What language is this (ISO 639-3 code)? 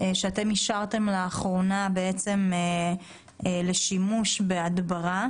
heb